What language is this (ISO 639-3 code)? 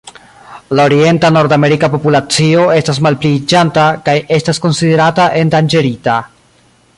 epo